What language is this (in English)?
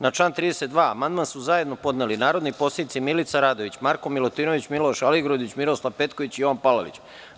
Serbian